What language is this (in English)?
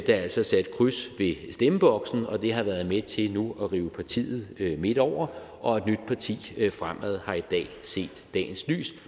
Danish